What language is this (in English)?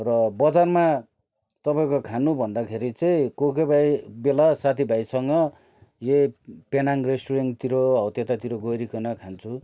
Nepali